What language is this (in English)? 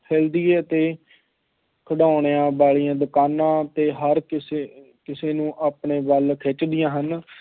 Punjabi